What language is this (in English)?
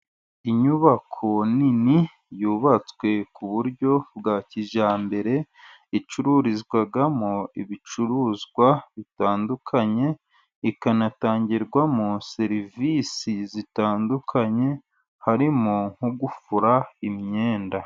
Kinyarwanda